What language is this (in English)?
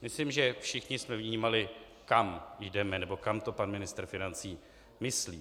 Czech